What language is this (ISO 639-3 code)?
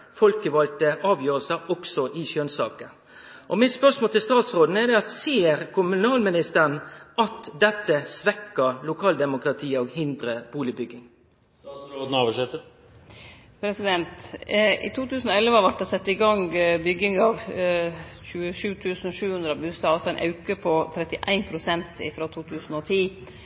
nno